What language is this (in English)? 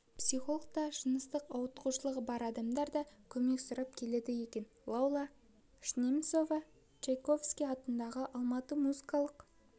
Kazakh